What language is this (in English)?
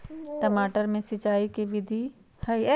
Magahi